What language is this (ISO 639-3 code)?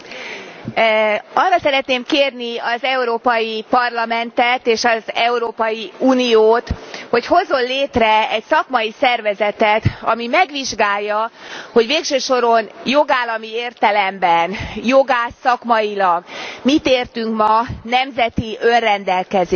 hun